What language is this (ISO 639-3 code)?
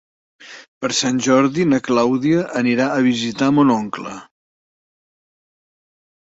cat